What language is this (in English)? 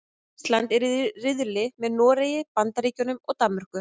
Icelandic